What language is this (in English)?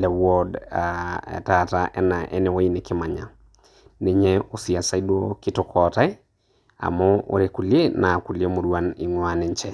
Masai